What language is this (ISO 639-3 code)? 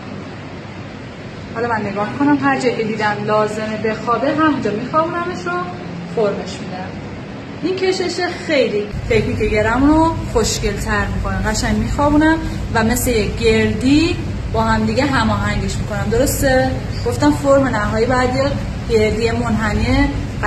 fas